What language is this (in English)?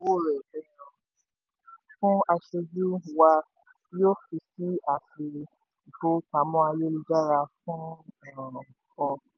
Yoruba